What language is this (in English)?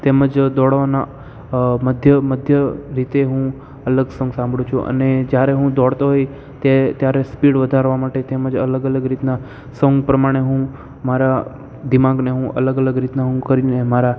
Gujarati